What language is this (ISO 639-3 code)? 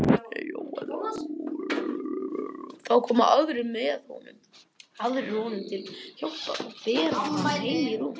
isl